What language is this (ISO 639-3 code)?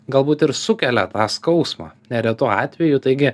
lit